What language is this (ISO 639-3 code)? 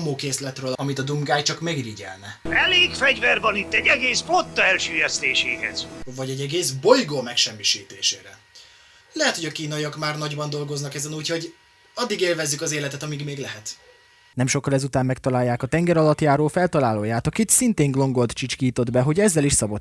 hun